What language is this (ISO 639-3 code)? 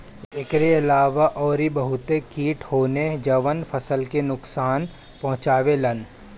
bho